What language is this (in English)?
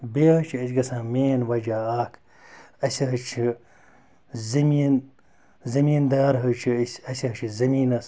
Kashmiri